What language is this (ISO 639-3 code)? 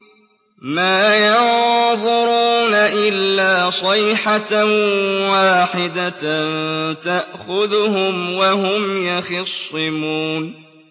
ara